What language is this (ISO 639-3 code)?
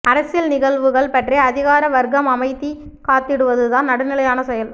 tam